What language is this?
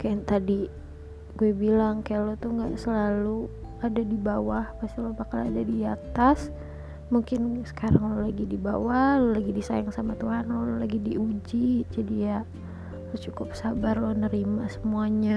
Indonesian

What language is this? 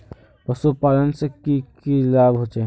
Magahi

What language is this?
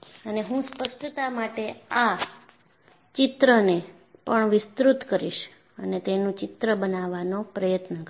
Gujarati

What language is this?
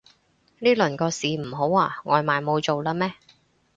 Cantonese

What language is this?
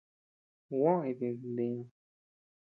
Tepeuxila Cuicatec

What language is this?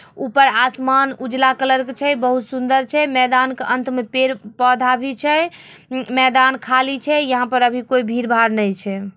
Magahi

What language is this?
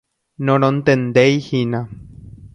Guarani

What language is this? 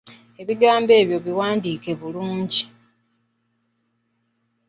Ganda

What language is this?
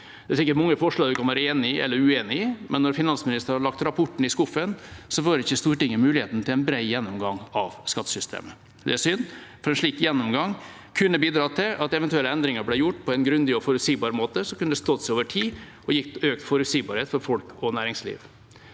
Norwegian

